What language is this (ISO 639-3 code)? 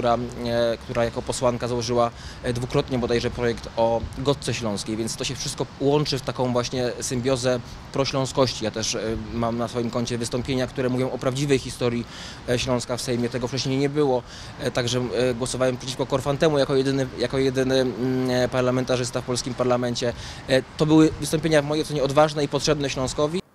pol